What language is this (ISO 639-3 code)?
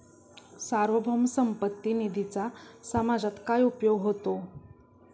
mar